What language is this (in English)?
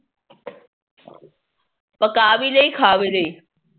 Punjabi